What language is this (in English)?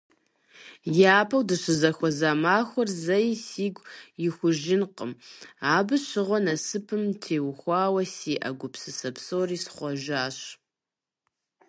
Kabardian